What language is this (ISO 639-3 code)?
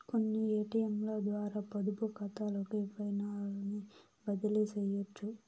tel